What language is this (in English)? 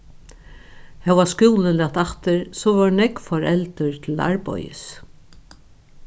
Faroese